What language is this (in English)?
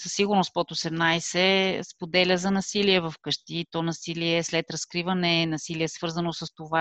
Bulgarian